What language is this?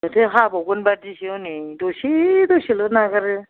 Bodo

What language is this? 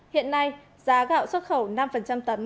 Vietnamese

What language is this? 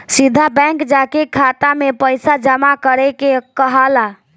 Bhojpuri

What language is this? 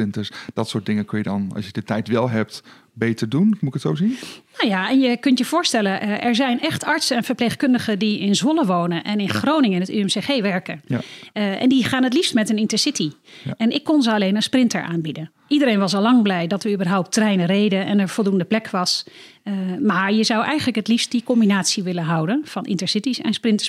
Dutch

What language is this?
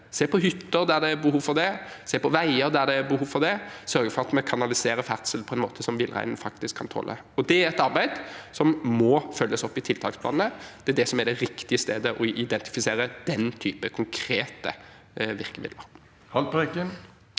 Norwegian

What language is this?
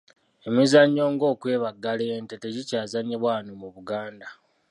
Ganda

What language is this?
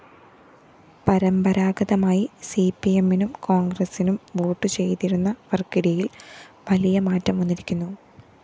Malayalam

